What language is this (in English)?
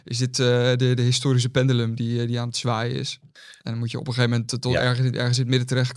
Dutch